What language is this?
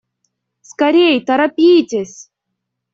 Russian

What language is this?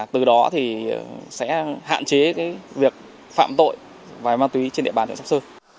Vietnamese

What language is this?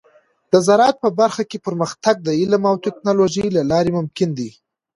Pashto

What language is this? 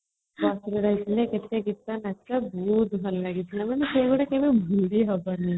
Odia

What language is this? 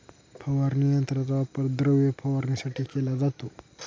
Marathi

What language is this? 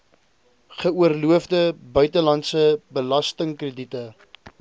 Afrikaans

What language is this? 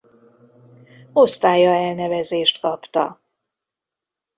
Hungarian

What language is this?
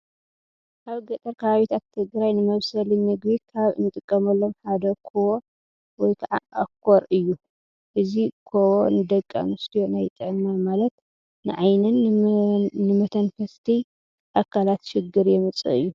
Tigrinya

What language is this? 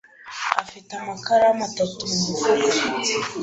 Kinyarwanda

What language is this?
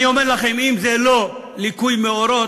Hebrew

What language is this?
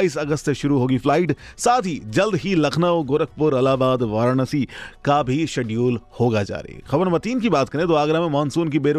Hindi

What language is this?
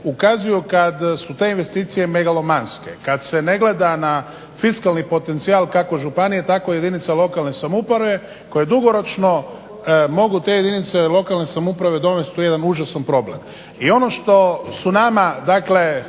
Croatian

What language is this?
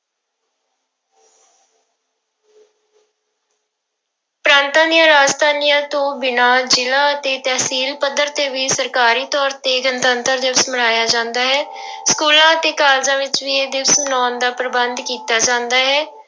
Punjabi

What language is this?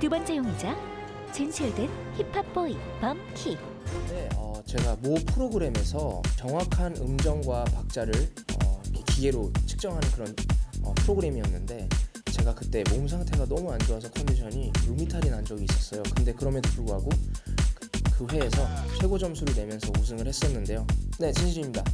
Korean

